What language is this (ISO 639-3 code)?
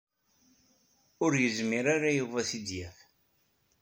kab